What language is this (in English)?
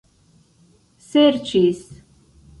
Esperanto